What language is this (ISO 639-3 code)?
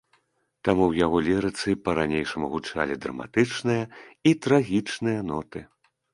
bel